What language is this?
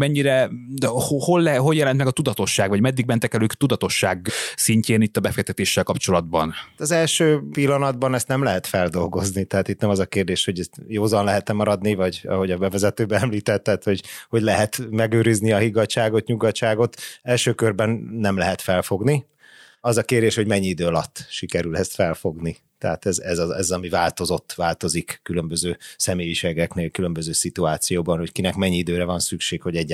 Hungarian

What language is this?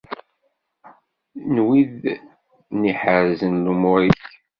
Kabyle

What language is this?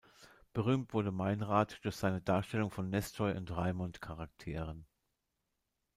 German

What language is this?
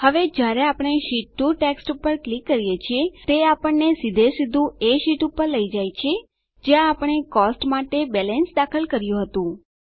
Gujarati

